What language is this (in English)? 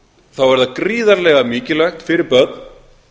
Icelandic